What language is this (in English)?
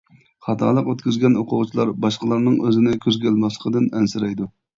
Uyghur